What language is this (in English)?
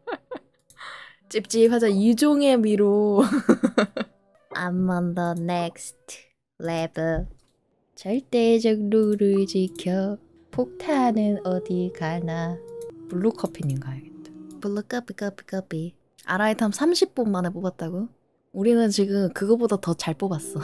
Korean